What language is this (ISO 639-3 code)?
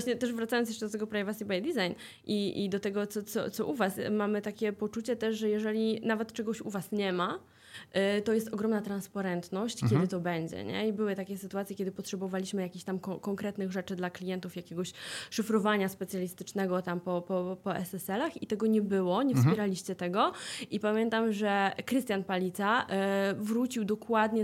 pol